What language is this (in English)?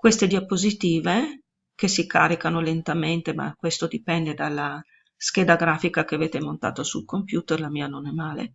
Italian